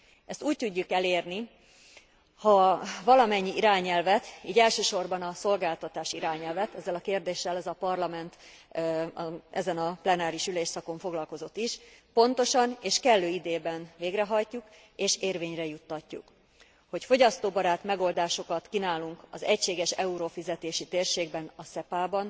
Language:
Hungarian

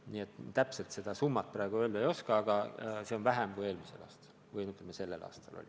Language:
Estonian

